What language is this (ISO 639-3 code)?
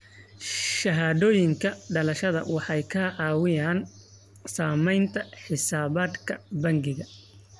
som